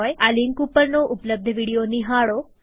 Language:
Gujarati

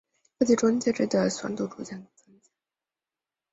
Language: Chinese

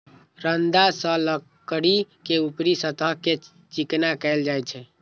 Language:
Maithili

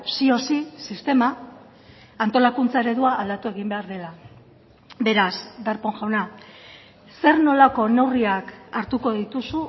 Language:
Basque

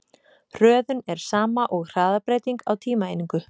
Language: Icelandic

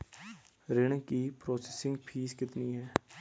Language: Hindi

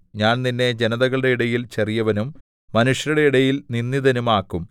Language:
Malayalam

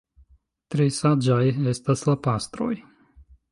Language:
Esperanto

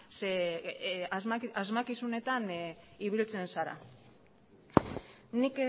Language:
Basque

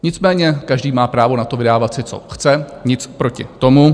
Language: Czech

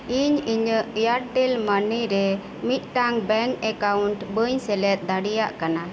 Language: Santali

